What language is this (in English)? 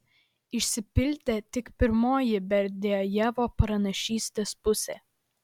Lithuanian